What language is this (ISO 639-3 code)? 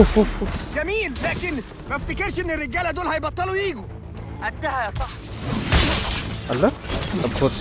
ara